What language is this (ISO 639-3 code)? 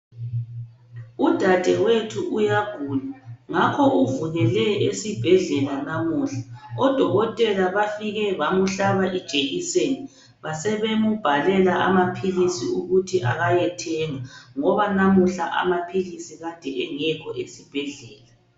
nde